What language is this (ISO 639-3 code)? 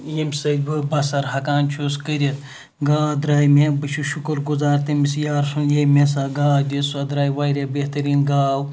kas